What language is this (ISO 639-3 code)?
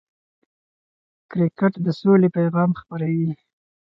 pus